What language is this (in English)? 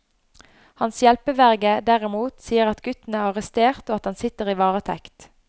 Norwegian